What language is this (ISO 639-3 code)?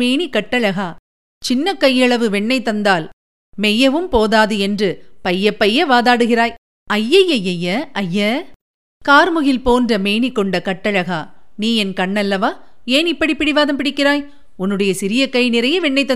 tam